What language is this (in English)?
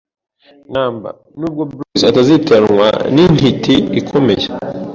Kinyarwanda